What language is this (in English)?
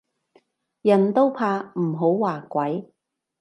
Cantonese